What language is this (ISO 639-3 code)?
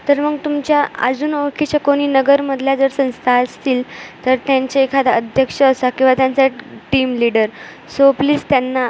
mar